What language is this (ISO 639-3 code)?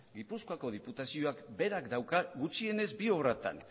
eus